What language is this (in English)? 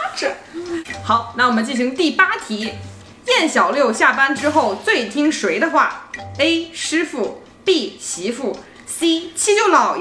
Chinese